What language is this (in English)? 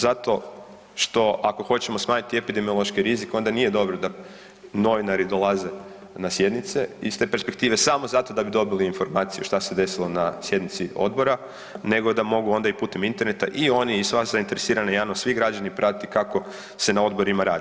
Croatian